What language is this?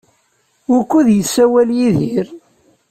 Kabyle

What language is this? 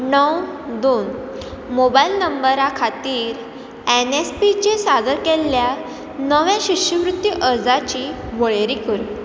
Konkani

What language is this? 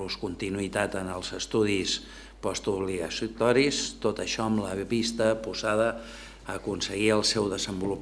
Catalan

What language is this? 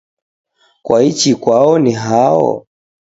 Taita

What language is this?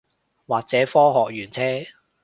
Cantonese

